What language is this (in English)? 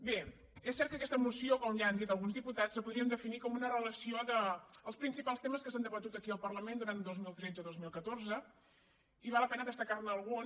Catalan